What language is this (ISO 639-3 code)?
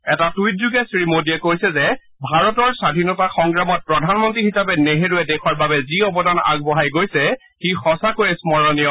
asm